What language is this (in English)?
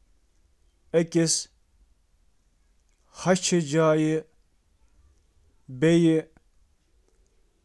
Kashmiri